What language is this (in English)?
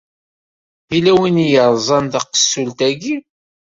Kabyle